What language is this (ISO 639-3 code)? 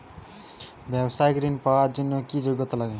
ben